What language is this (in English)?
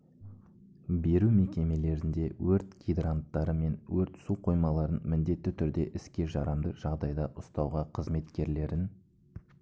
Kazakh